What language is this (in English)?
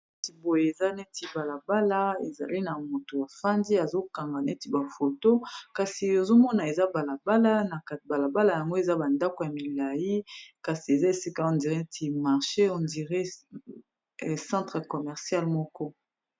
Lingala